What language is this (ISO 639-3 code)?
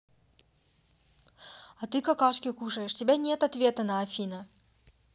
rus